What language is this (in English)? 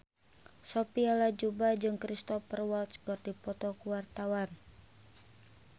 Sundanese